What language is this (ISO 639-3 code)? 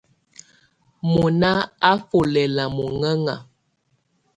tvu